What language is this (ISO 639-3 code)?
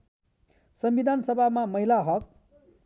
nep